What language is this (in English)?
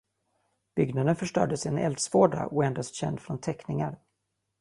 Swedish